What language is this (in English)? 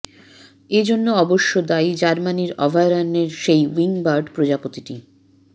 Bangla